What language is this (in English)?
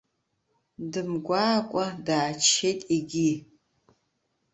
Abkhazian